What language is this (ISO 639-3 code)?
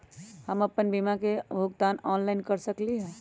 mag